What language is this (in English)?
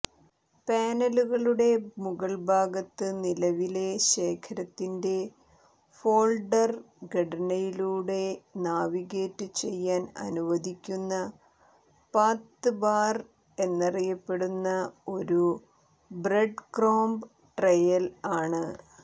Malayalam